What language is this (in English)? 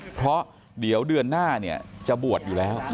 Thai